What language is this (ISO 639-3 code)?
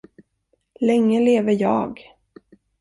swe